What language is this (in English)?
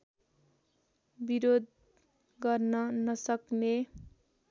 Nepali